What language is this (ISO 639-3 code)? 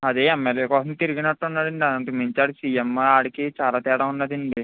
tel